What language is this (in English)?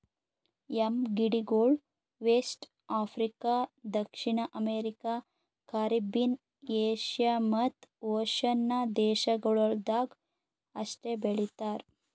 Kannada